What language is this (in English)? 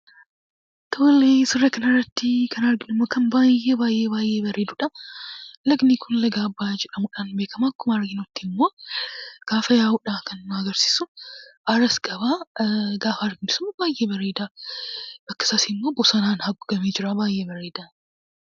Oromo